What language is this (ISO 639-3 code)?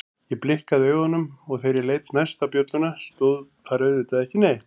isl